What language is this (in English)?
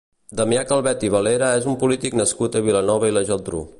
Catalan